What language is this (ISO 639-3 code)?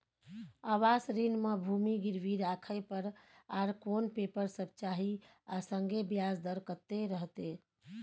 mai